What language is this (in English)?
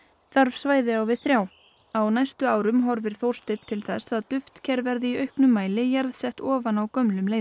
Icelandic